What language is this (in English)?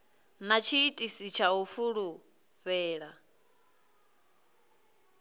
Venda